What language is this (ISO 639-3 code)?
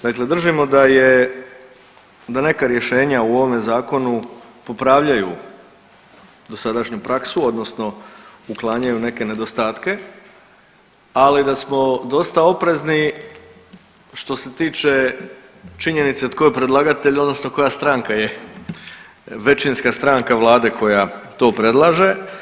hrv